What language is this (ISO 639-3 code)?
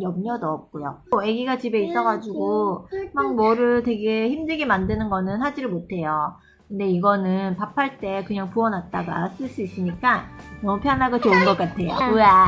kor